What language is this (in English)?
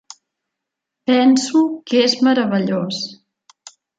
Catalan